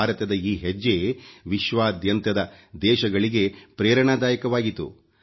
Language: Kannada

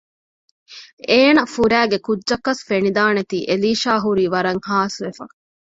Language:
Divehi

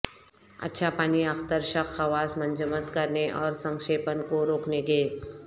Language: Urdu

